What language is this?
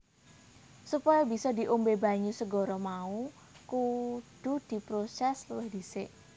Javanese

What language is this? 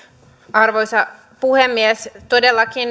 Finnish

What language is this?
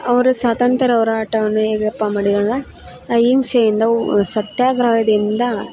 Kannada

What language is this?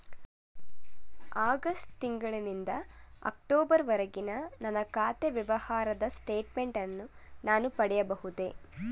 Kannada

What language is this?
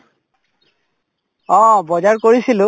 Assamese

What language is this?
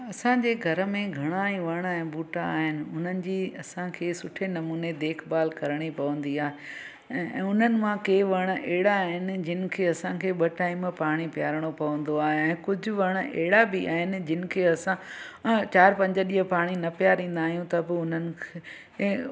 Sindhi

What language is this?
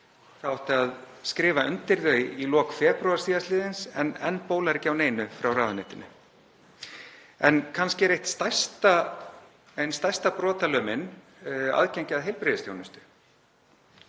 Icelandic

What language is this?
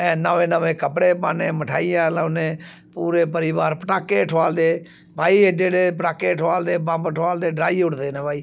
Dogri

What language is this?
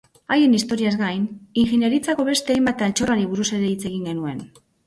Basque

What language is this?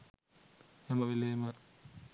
Sinhala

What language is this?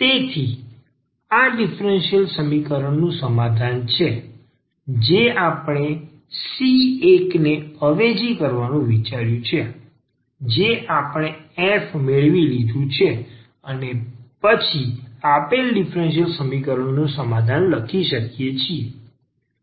Gujarati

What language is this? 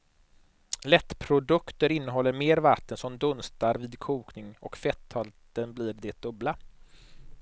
Swedish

